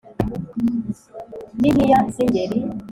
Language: Kinyarwanda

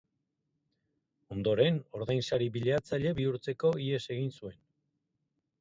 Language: Basque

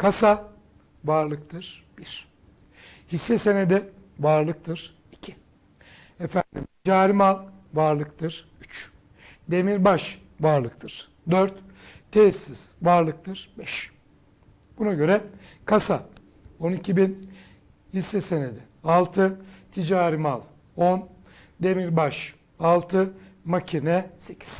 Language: Turkish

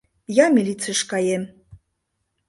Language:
Mari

